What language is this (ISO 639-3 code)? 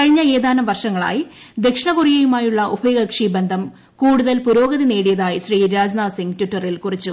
mal